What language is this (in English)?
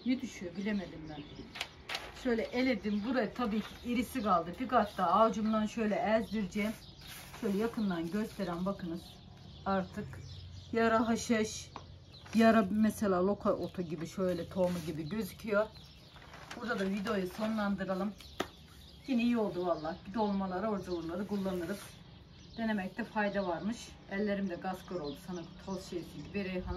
Turkish